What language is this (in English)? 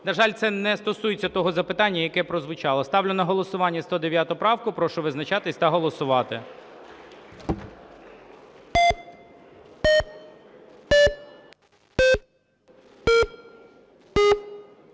Ukrainian